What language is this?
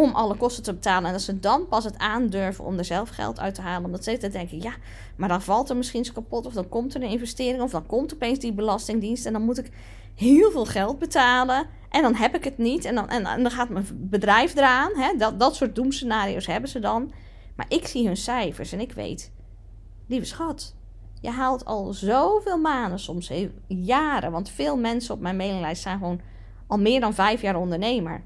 Dutch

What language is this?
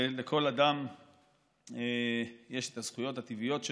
Hebrew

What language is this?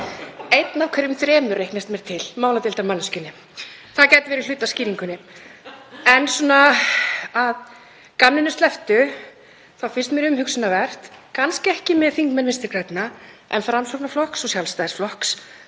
Icelandic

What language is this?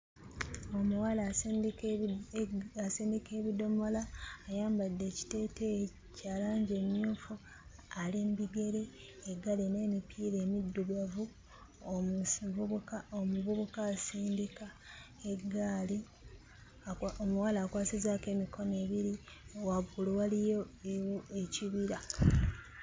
Ganda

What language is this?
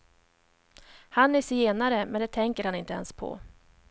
Swedish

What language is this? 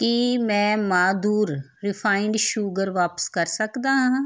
Punjabi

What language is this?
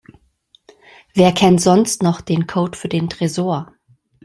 German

